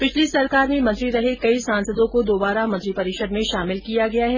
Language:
Hindi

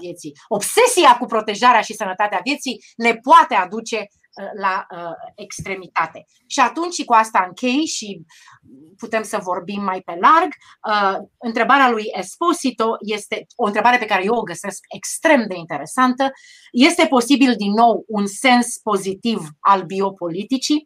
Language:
Romanian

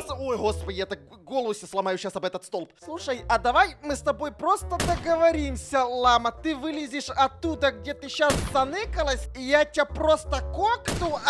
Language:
Russian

